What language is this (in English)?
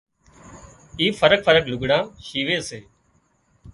Wadiyara Koli